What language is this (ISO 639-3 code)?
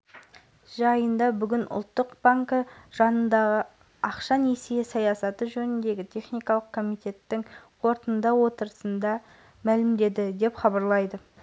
kaz